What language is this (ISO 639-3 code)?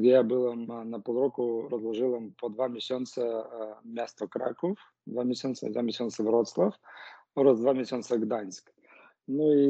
pol